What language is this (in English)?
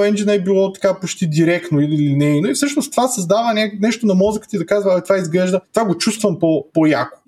Bulgarian